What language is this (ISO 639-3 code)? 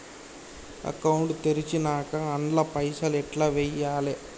tel